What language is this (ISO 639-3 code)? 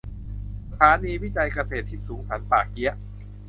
tha